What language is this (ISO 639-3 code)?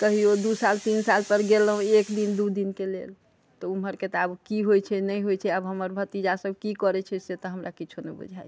mai